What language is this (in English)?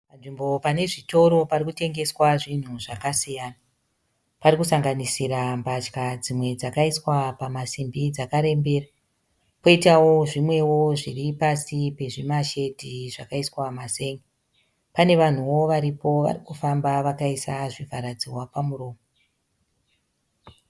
Shona